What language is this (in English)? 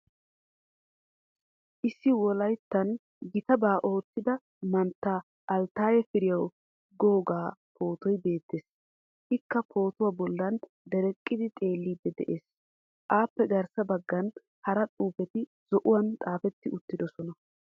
Wolaytta